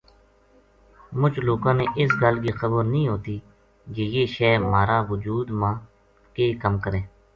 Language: Gujari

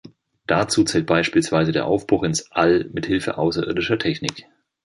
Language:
German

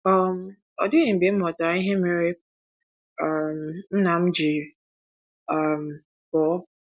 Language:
Igbo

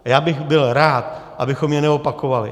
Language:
Czech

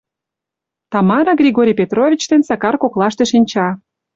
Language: Mari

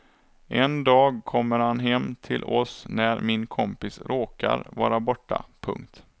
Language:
Swedish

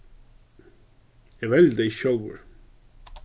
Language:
Faroese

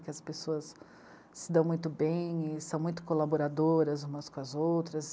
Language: Portuguese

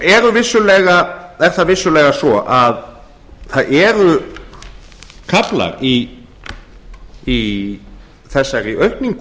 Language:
Icelandic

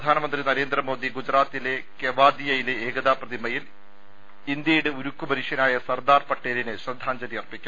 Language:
Malayalam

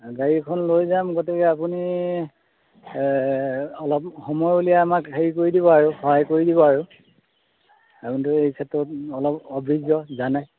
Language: Assamese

